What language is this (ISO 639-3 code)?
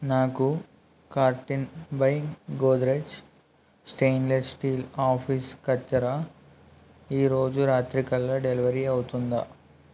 tel